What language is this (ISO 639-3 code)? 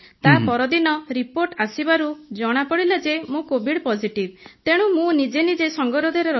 ori